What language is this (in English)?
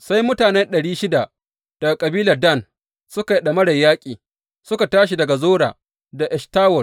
Hausa